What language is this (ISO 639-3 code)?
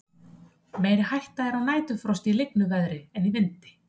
isl